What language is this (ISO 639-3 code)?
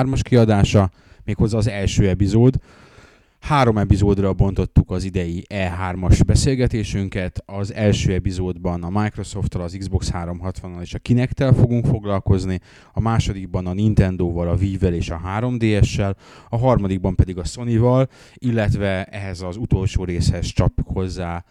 hun